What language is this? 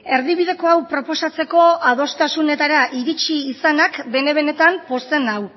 Basque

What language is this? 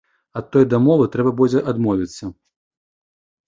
Belarusian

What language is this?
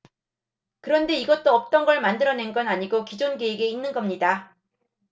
Korean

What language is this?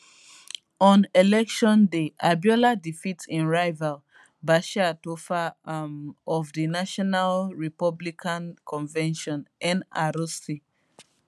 Nigerian Pidgin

